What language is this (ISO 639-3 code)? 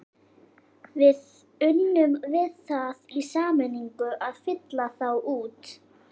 isl